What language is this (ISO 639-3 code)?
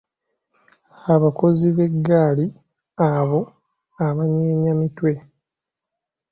lug